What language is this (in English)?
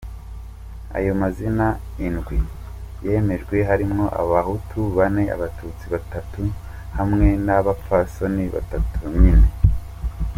Kinyarwanda